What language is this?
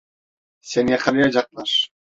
Turkish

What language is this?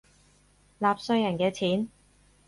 Cantonese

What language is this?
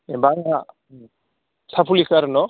Bodo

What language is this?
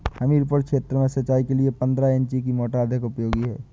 Hindi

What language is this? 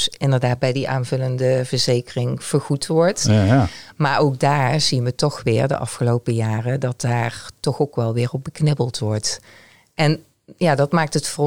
Dutch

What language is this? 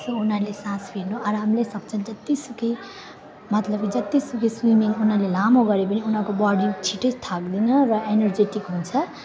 Nepali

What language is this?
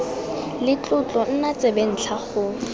Tswana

